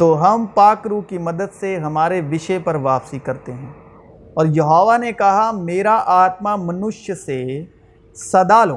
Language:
Urdu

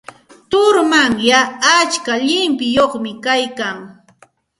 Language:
Santa Ana de Tusi Pasco Quechua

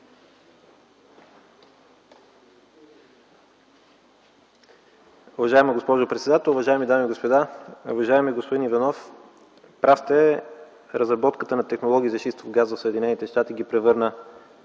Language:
Bulgarian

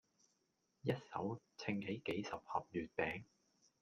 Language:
Cantonese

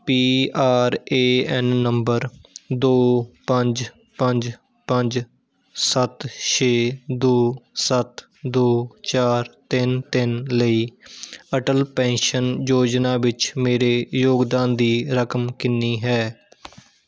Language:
Punjabi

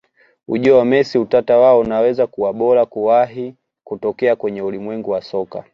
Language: Swahili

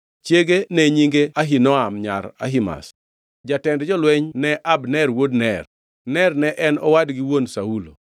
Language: Luo (Kenya and Tanzania)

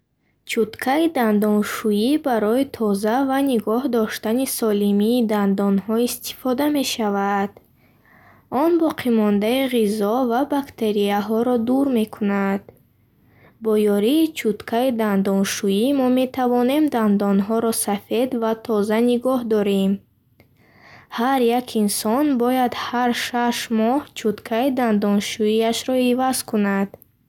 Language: Bukharic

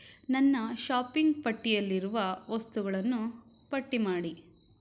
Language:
Kannada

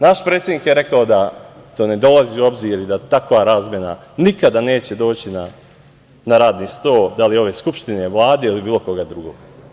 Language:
Serbian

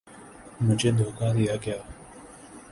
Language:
Urdu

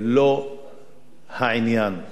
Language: Hebrew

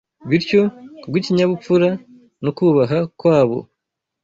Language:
Kinyarwanda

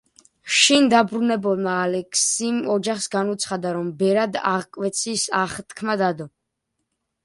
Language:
Georgian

